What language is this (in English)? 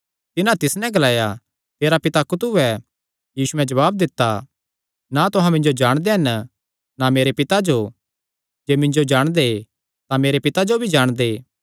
Kangri